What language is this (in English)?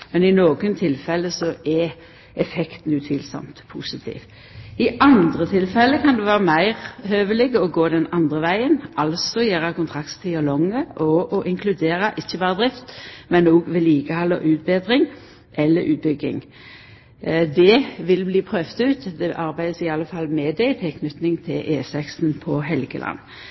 Norwegian Nynorsk